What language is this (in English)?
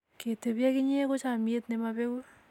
Kalenjin